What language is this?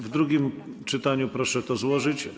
Polish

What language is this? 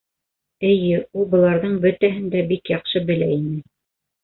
Bashkir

